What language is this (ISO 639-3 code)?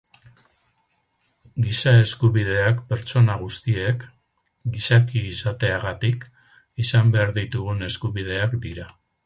eus